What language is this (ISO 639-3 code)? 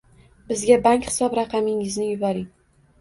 uzb